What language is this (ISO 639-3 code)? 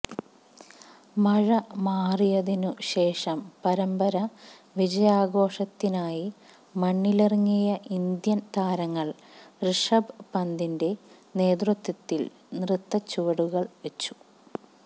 mal